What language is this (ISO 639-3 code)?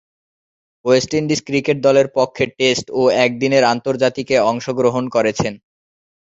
ben